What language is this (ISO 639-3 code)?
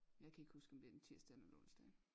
dan